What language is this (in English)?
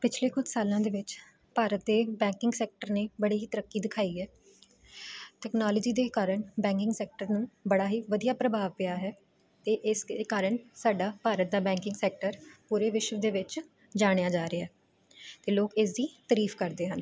Punjabi